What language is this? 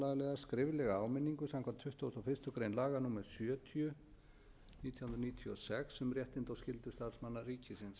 Icelandic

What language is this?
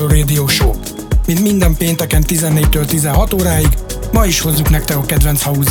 Hungarian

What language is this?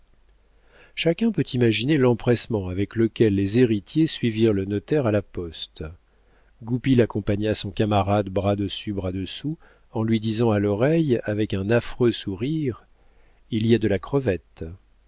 French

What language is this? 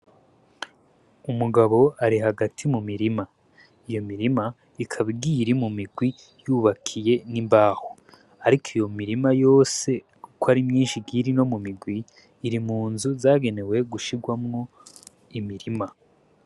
Rundi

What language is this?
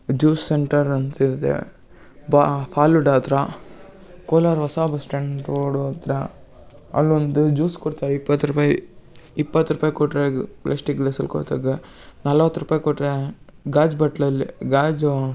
Kannada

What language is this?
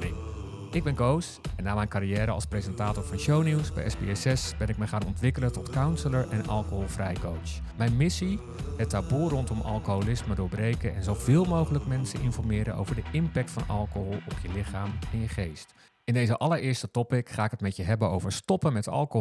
Dutch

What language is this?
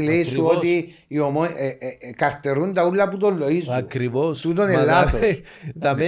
Greek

